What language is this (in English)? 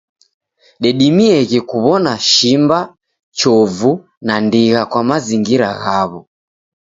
Taita